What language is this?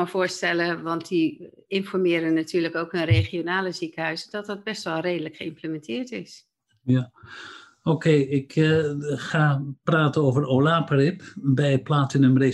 Dutch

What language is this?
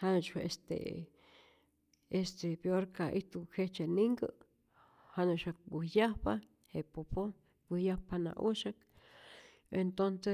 Rayón Zoque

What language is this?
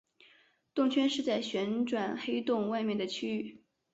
Chinese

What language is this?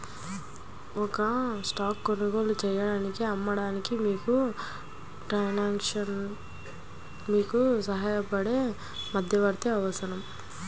Telugu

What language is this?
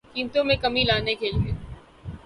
Urdu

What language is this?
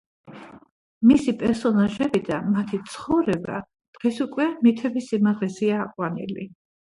Georgian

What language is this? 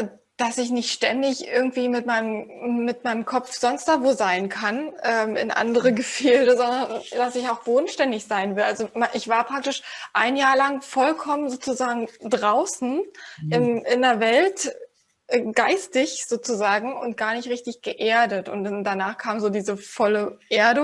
German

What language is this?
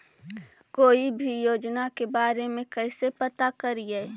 Magahi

